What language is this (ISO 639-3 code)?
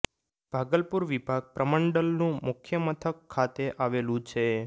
guj